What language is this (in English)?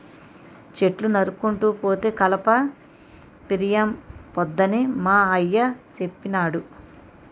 Telugu